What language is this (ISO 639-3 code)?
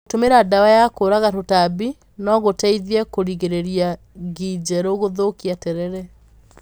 kik